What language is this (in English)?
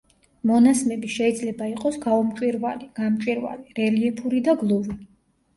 Georgian